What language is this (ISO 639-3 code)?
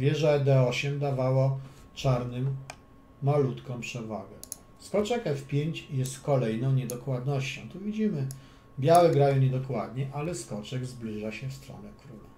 pol